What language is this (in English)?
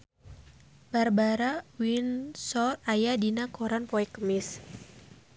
Sundanese